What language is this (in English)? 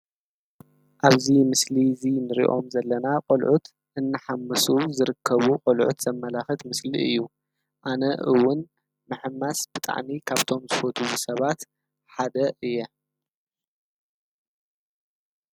Tigrinya